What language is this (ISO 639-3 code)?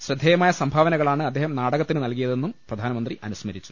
mal